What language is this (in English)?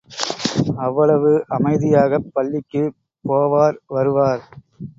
Tamil